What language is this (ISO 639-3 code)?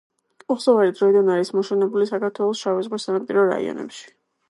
kat